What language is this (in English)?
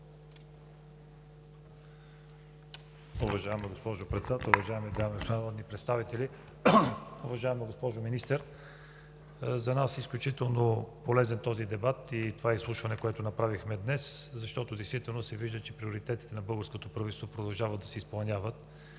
Bulgarian